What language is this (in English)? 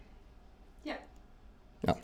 Norwegian